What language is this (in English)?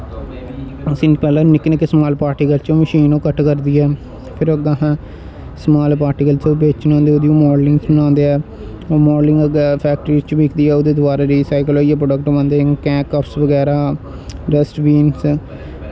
Dogri